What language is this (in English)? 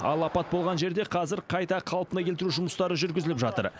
Kazakh